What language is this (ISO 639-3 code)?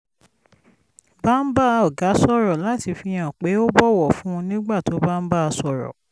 yor